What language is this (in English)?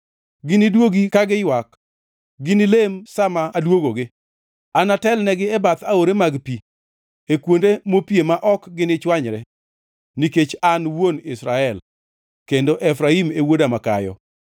Luo (Kenya and Tanzania)